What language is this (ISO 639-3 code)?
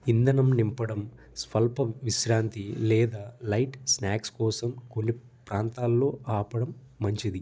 tel